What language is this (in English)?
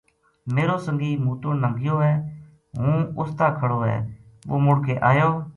Gujari